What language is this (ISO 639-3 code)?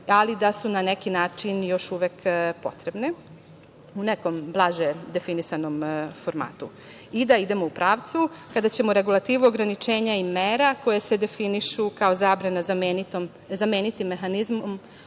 srp